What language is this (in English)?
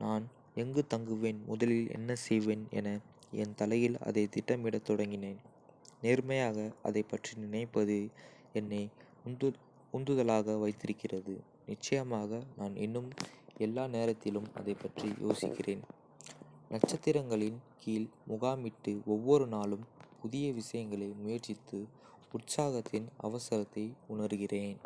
Kota (India)